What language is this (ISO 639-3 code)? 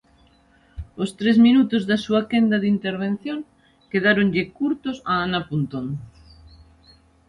glg